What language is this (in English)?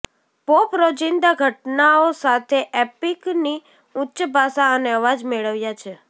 Gujarati